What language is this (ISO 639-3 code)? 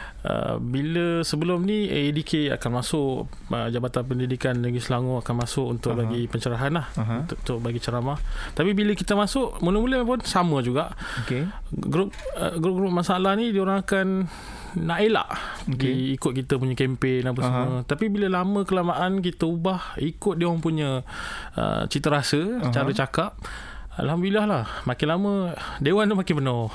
msa